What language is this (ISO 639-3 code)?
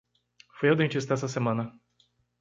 por